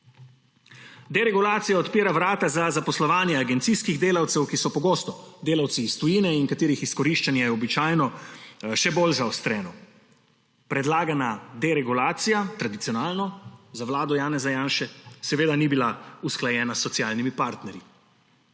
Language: Slovenian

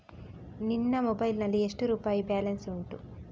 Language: Kannada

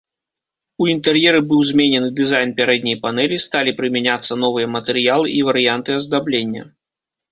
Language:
Belarusian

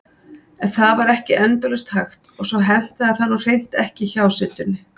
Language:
Icelandic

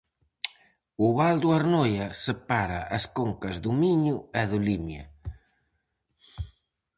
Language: Galician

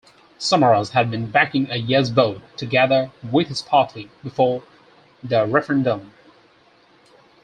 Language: English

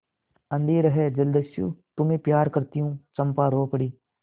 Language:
Hindi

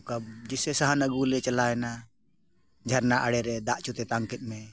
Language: Santali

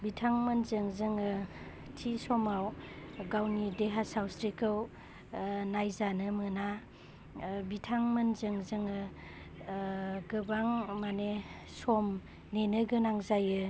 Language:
Bodo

